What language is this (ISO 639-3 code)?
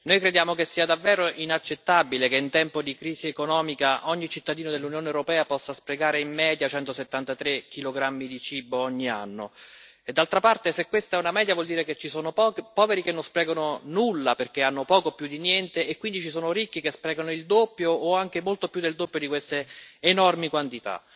ita